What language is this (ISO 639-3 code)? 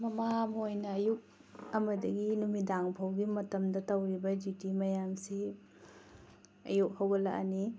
mni